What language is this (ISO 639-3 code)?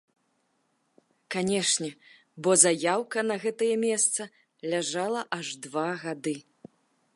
bel